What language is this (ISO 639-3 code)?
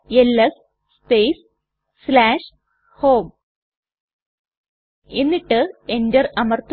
mal